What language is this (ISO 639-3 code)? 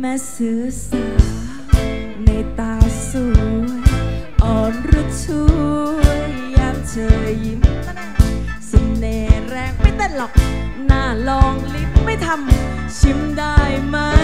tha